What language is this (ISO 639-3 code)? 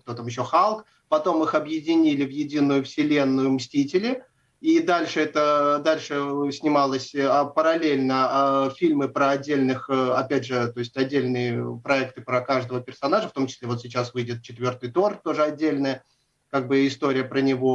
rus